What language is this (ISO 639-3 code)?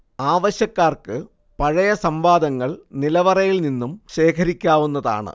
mal